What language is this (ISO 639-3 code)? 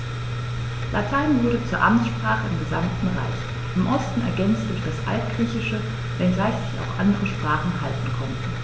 deu